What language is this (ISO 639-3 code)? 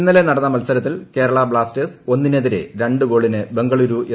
mal